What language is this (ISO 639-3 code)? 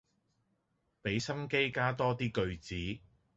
yue